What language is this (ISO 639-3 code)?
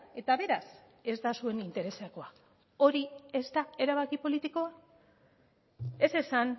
eus